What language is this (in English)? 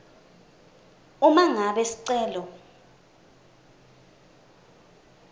Swati